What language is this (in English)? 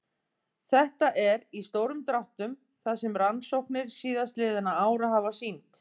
Icelandic